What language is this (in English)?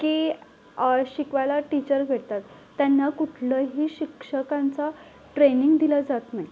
Marathi